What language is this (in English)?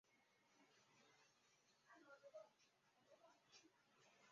Chinese